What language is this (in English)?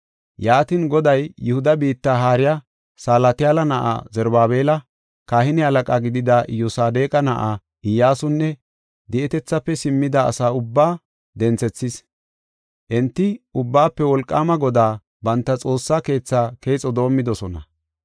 Gofa